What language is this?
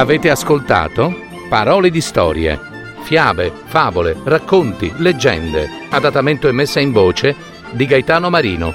Italian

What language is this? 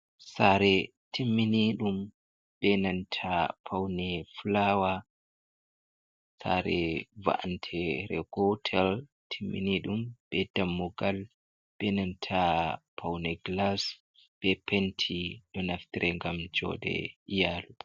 Fula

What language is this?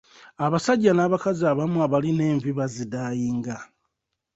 Ganda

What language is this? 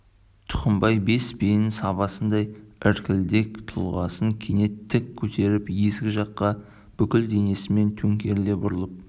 Kazakh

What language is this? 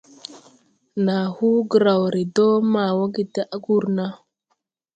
Tupuri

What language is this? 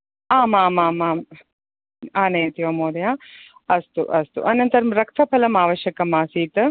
Sanskrit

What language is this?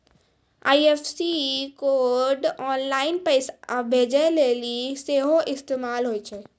Maithili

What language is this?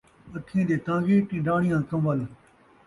Saraiki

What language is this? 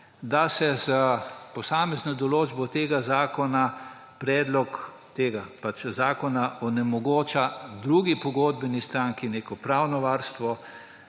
Slovenian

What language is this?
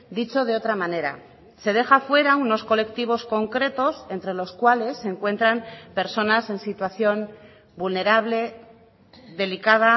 Spanish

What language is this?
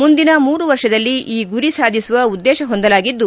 Kannada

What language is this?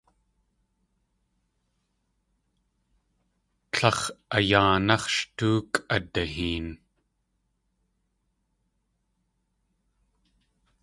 Tlingit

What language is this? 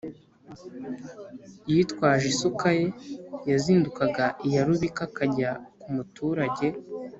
Kinyarwanda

